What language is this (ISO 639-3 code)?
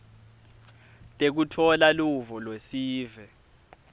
ssw